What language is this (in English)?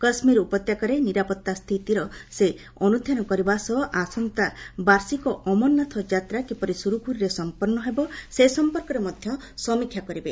Odia